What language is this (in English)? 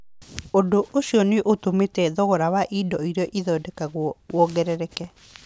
Kikuyu